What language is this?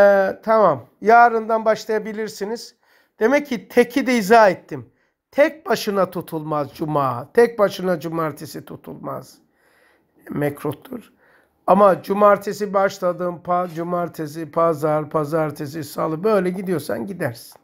Turkish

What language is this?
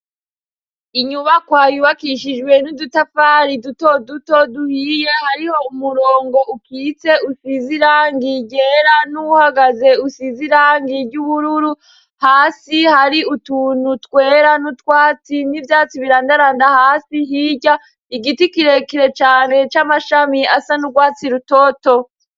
Rundi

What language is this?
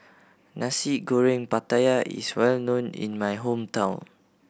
English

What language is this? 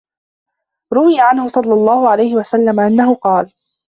Arabic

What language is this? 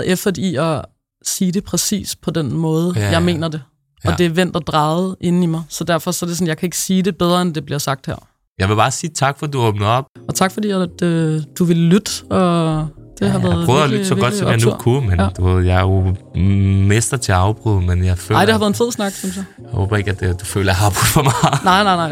Danish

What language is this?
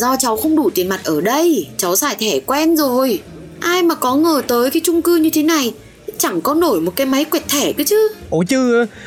Vietnamese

